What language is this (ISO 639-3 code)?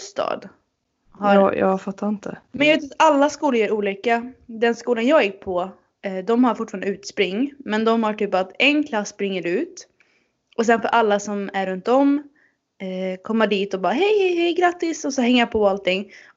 swe